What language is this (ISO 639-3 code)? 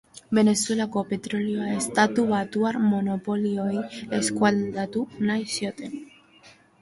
eus